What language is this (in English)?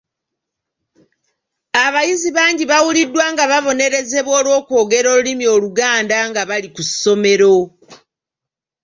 Ganda